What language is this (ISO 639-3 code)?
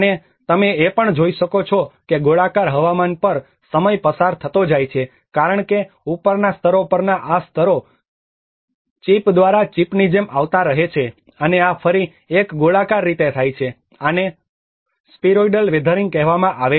guj